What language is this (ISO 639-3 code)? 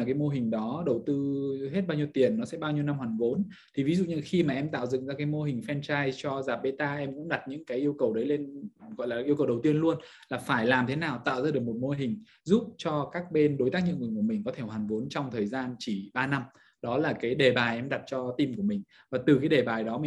vie